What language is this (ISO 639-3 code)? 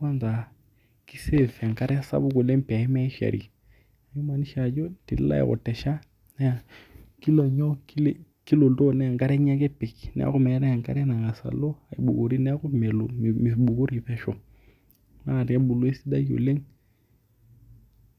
mas